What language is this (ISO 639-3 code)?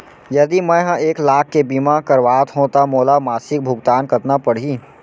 hne